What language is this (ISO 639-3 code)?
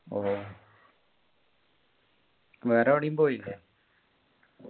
mal